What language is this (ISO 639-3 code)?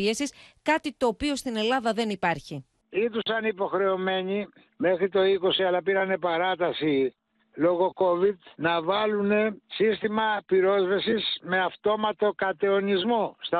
ell